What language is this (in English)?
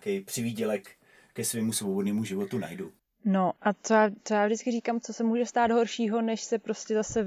Czech